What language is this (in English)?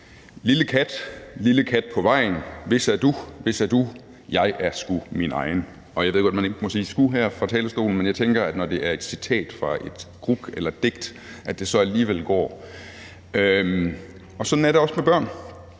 Danish